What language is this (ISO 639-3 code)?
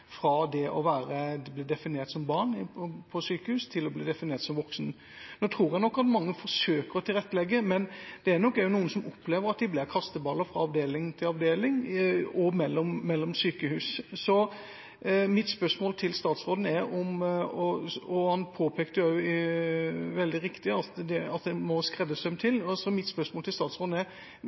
nob